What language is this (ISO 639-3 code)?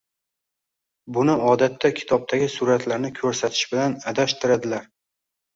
uzb